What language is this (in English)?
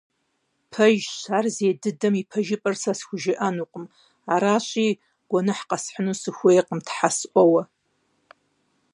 Kabardian